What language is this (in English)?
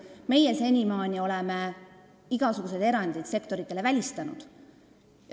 Estonian